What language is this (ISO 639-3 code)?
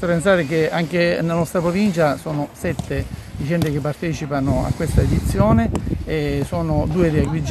ita